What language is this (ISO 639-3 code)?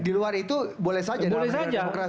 ind